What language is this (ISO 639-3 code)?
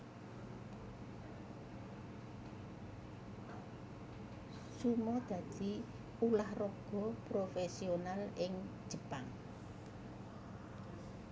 jav